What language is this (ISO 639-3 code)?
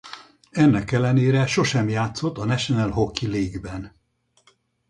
hun